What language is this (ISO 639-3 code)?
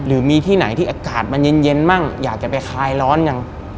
tha